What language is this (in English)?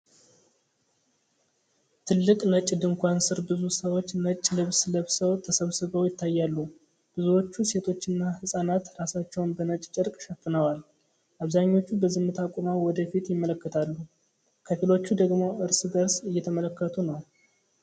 Amharic